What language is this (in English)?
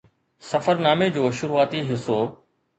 Sindhi